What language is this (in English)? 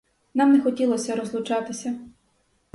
Ukrainian